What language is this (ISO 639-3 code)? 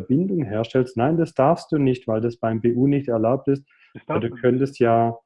deu